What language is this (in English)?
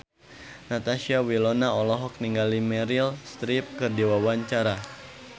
Sundanese